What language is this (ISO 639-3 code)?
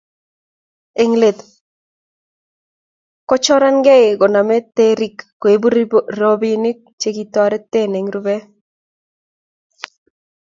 kln